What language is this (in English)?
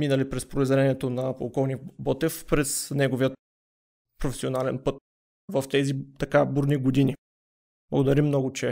Bulgarian